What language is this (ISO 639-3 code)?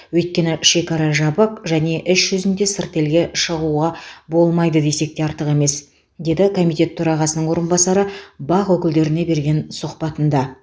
kaz